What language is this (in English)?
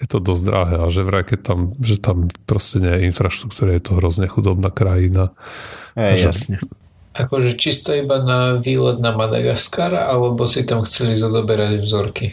Slovak